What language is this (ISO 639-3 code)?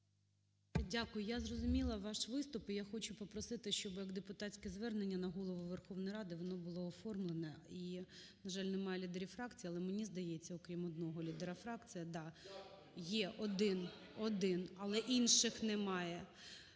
ukr